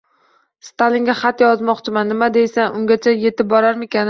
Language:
Uzbek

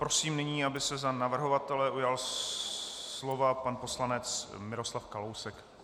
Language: Czech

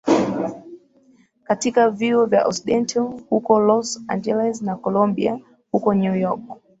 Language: Swahili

